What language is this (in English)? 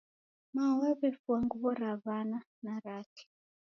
Taita